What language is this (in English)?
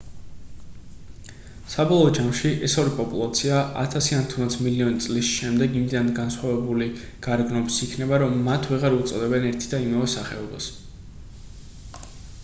Georgian